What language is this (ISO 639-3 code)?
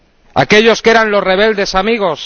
spa